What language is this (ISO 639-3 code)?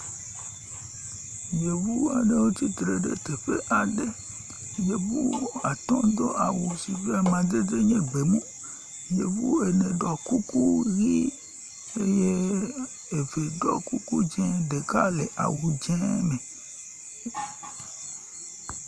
ewe